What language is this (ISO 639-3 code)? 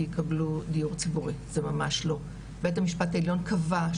heb